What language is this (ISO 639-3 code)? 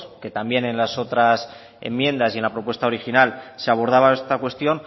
spa